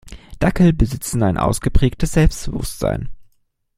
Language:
German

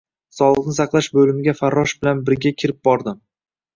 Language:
Uzbek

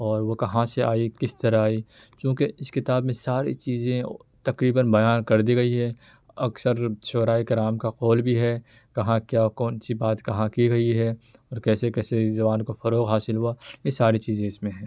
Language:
Urdu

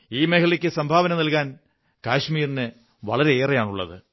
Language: Malayalam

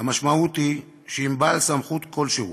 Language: Hebrew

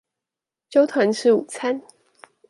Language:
Chinese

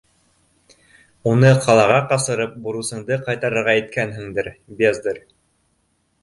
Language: Bashkir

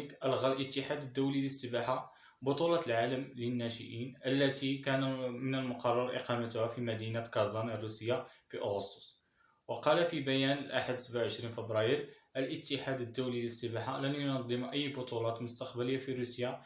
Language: Arabic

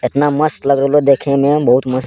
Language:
Angika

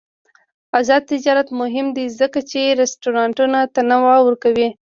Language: Pashto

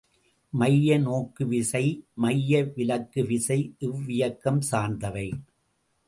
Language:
Tamil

